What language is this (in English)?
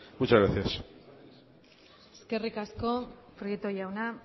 Basque